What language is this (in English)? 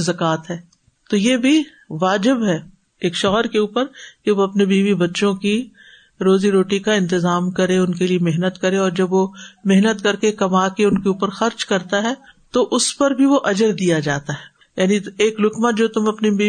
Urdu